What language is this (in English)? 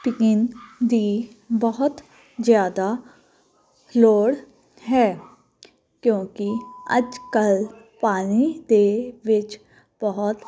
Punjabi